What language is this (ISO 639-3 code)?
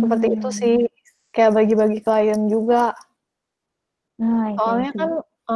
ind